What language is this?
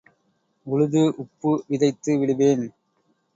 Tamil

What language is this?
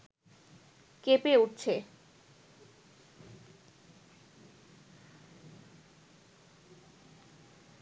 Bangla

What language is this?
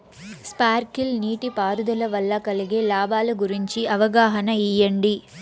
Telugu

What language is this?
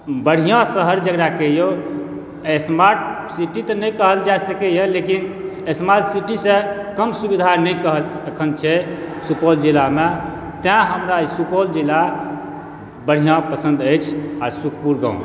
Maithili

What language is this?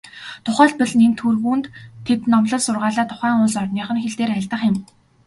Mongolian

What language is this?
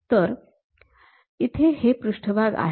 Marathi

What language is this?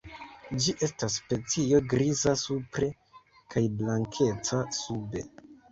Esperanto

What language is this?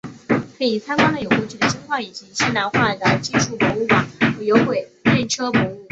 Chinese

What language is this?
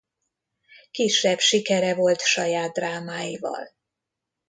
Hungarian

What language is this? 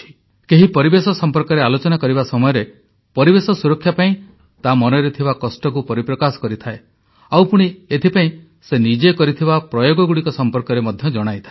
Odia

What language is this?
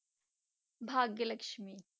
Punjabi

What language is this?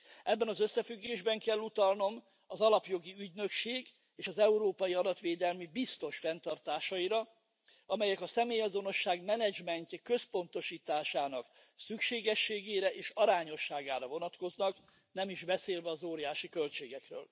Hungarian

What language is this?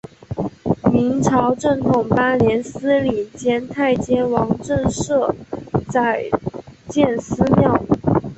Chinese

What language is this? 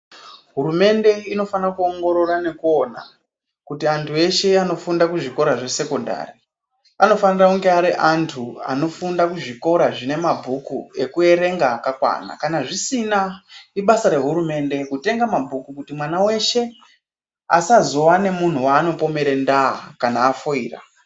Ndau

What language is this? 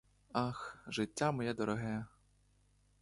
Ukrainian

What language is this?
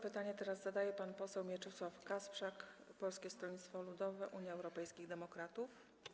Polish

